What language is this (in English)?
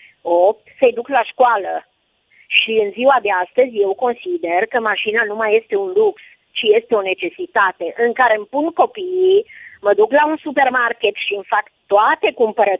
Romanian